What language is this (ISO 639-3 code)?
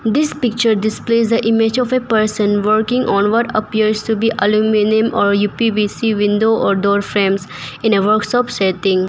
eng